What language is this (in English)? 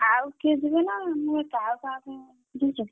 Odia